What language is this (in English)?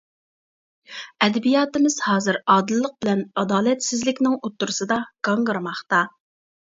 Uyghur